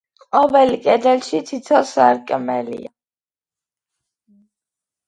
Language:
Georgian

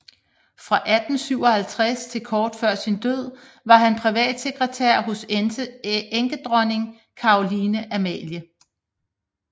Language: Danish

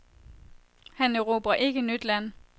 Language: Danish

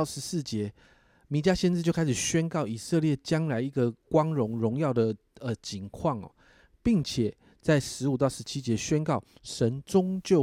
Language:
Chinese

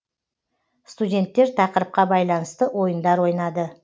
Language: Kazakh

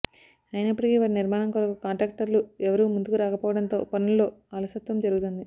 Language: Telugu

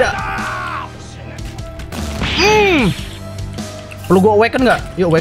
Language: Indonesian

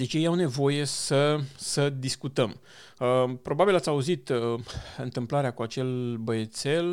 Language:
Romanian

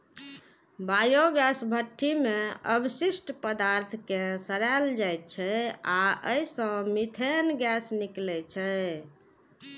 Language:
Maithili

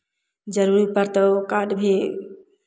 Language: Maithili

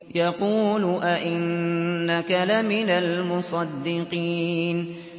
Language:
Arabic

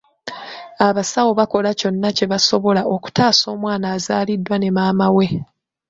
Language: Ganda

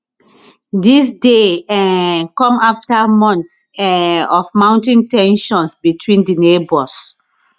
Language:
Nigerian Pidgin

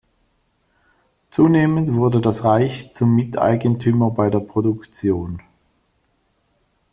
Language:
German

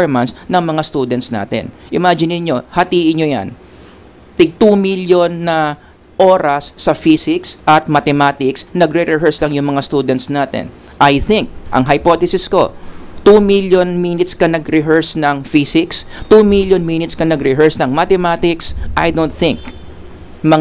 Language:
Filipino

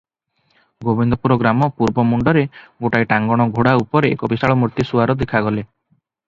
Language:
Odia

